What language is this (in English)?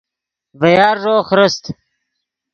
Yidgha